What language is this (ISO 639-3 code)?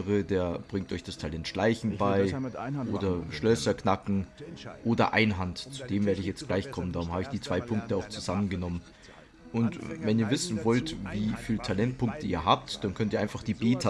deu